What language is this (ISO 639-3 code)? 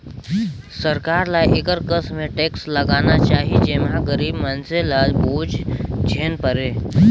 hne